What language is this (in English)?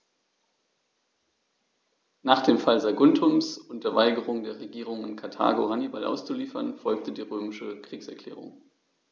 German